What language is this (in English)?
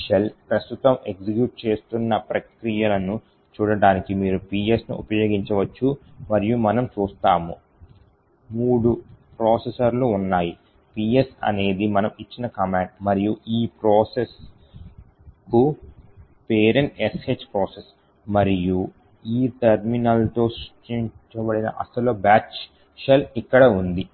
Telugu